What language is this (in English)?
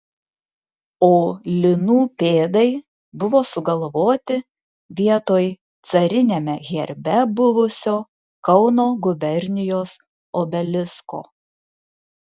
Lithuanian